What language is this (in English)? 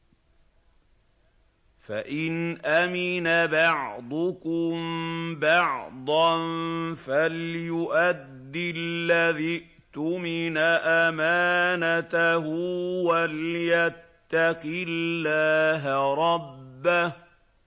Arabic